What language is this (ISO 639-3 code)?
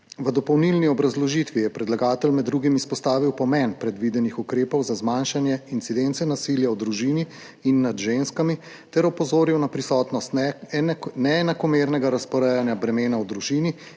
slv